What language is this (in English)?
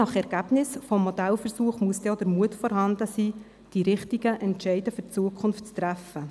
Swiss German